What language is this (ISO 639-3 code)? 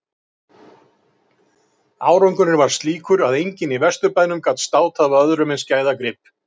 isl